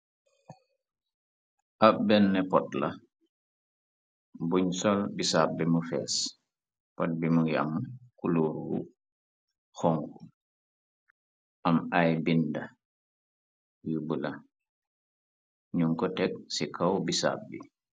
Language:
Wolof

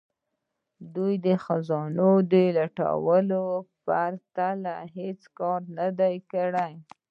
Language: Pashto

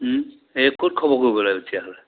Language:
Assamese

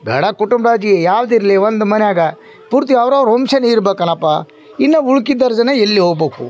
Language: Kannada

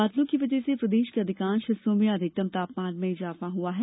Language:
Hindi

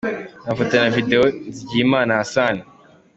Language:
Kinyarwanda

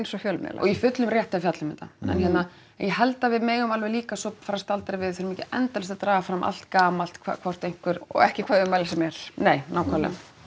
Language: Icelandic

